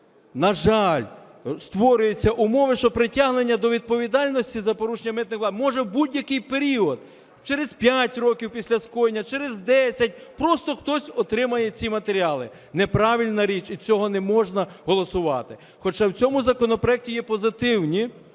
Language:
Ukrainian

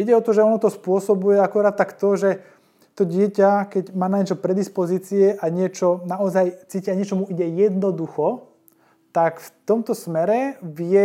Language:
Slovak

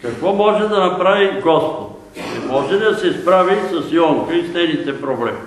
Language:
Bulgarian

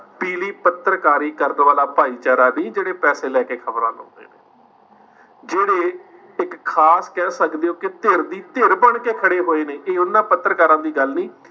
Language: Punjabi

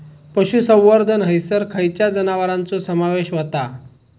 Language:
Marathi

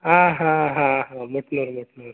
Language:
Marathi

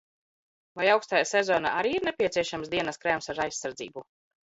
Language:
Latvian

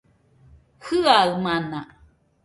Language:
Nüpode Huitoto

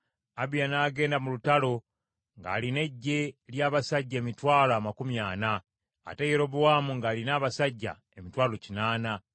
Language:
Ganda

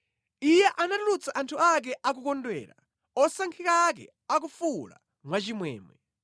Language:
Nyanja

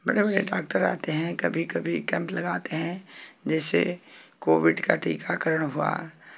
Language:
Hindi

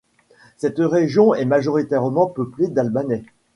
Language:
French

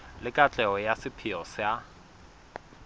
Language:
Southern Sotho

